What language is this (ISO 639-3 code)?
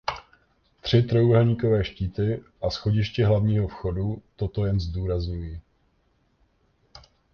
ces